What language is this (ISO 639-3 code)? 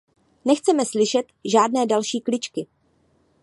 ces